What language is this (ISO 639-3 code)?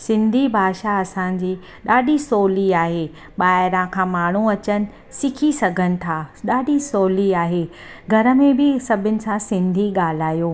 snd